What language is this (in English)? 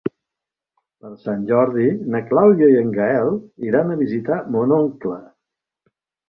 Catalan